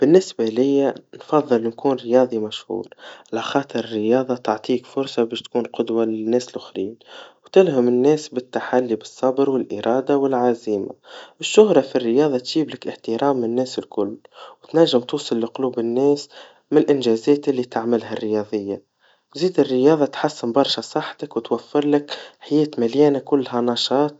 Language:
Tunisian Arabic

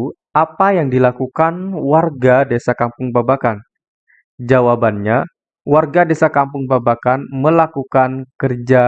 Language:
Indonesian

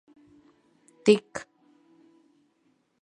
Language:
Latvian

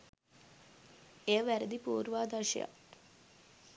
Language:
Sinhala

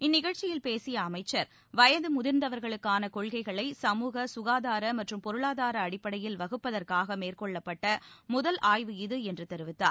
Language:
Tamil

